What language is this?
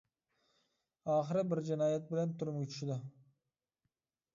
Uyghur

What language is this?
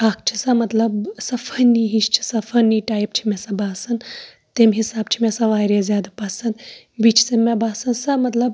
Kashmiri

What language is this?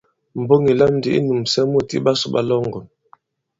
Bankon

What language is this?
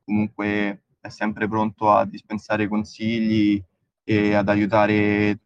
Italian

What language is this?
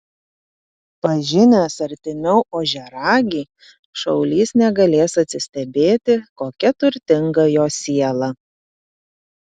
Lithuanian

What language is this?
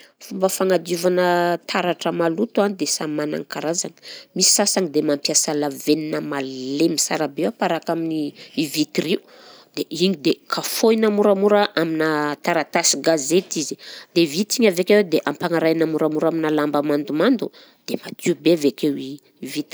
Southern Betsimisaraka Malagasy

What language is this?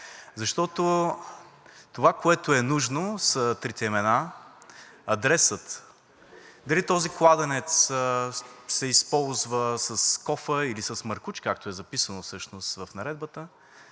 Bulgarian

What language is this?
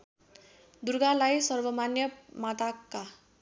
Nepali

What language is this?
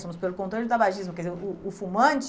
Portuguese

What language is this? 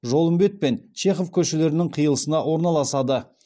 Kazakh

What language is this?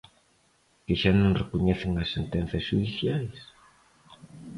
Galician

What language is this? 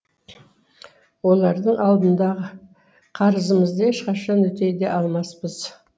Kazakh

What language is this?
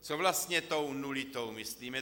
Czech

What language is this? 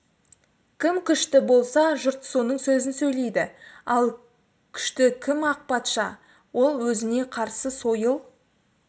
Kazakh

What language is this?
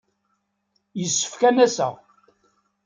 Kabyle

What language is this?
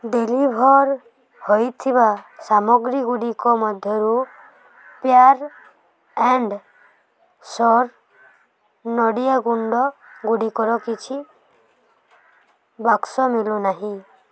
Odia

